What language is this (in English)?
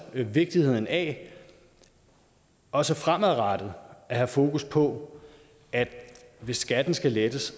Danish